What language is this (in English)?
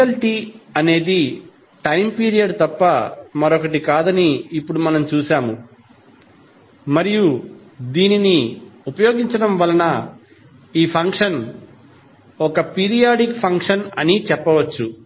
Telugu